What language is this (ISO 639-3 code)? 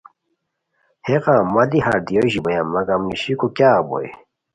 khw